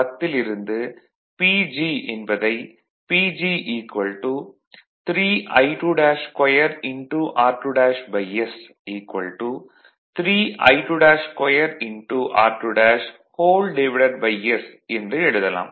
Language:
Tamil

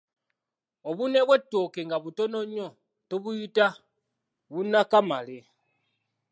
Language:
Ganda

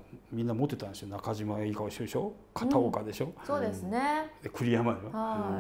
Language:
Japanese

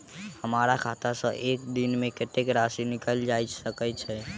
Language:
Maithili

